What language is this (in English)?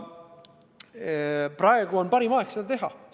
Estonian